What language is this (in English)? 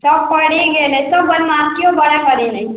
Maithili